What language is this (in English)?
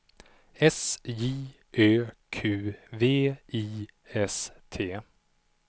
Swedish